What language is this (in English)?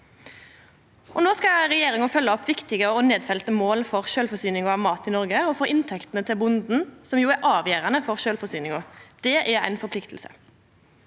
Norwegian